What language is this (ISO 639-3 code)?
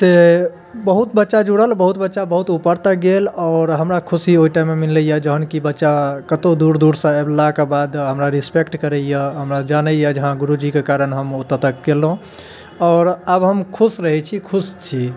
mai